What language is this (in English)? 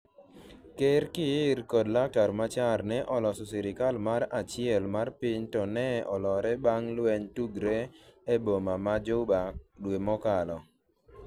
Luo (Kenya and Tanzania)